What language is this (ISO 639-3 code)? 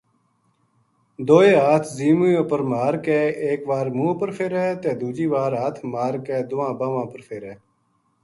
gju